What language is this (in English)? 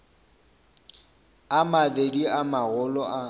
Northern Sotho